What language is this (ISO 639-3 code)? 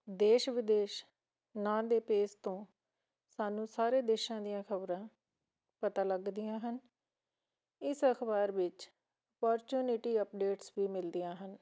pan